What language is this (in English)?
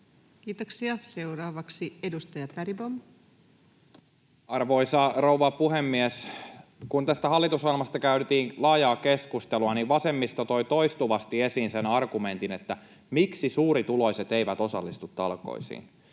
Finnish